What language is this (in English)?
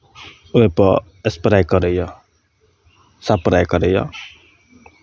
Maithili